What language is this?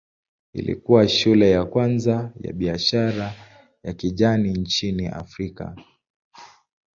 Swahili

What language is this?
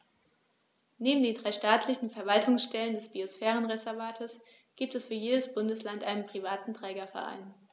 German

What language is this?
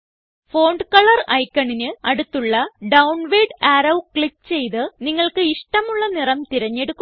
Malayalam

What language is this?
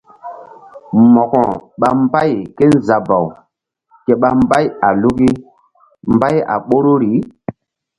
Mbum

